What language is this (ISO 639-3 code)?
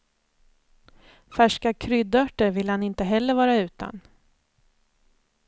swe